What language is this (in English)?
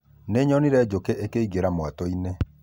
Kikuyu